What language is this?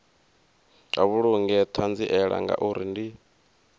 Venda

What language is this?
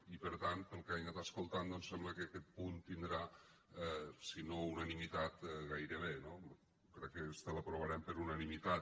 Catalan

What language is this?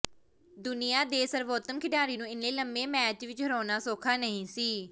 Punjabi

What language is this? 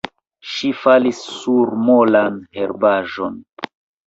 Esperanto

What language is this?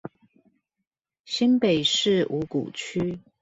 Chinese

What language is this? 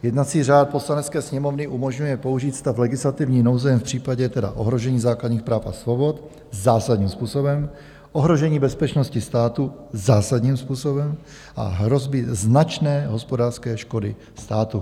Czech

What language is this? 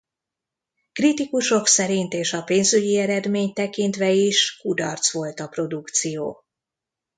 Hungarian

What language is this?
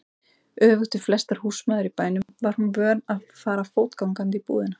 Icelandic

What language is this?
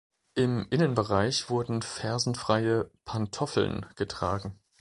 German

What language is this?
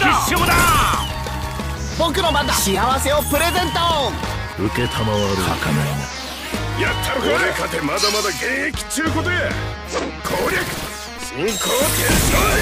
Japanese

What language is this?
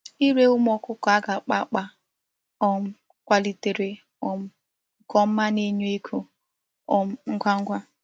Igbo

